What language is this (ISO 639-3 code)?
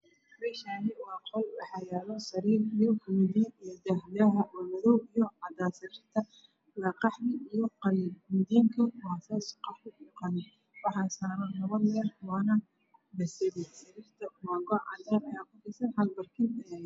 som